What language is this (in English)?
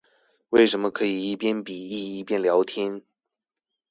Chinese